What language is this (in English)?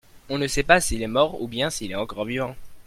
French